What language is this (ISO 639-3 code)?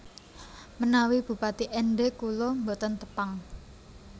jav